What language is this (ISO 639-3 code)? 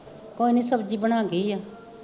pan